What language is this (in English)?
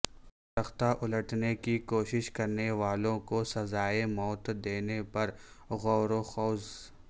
Urdu